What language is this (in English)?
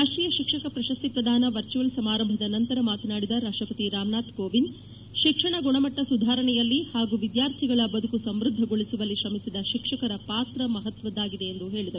Kannada